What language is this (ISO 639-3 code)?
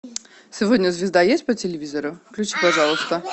rus